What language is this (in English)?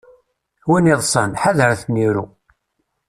Kabyle